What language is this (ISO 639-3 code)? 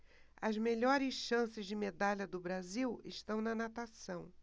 por